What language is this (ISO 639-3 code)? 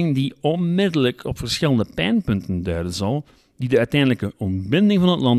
nld